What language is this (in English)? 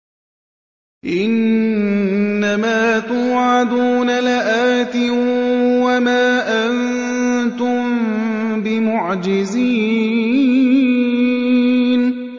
Arabic